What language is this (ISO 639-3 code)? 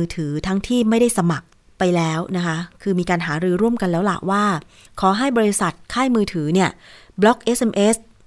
tha